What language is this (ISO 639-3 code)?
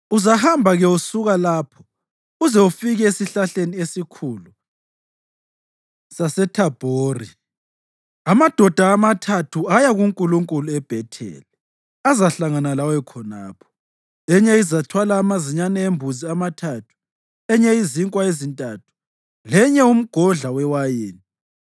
nde